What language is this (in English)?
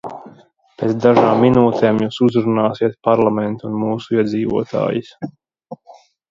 Latvian